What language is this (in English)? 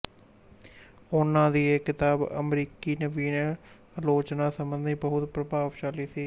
Punjabi